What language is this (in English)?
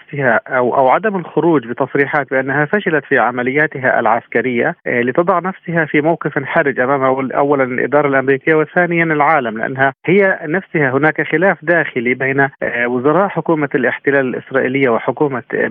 Arabic